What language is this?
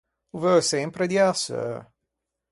Ligurian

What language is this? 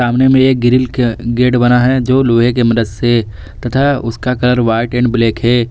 Hindi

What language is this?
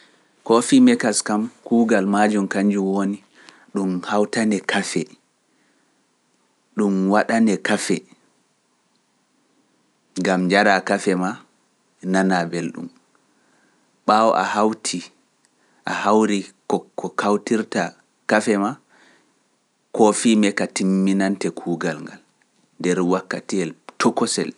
Pular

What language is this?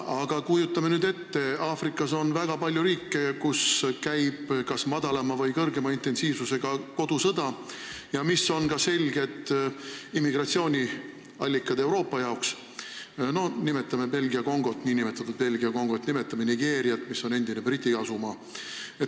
Estonian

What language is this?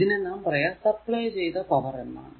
Malayalam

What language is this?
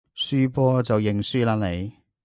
Cantonese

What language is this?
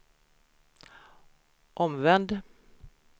Swedish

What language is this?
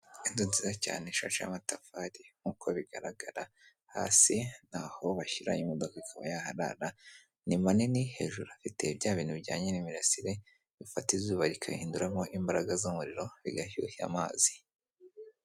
Kinyarwanda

